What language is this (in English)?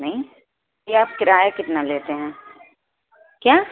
Urdu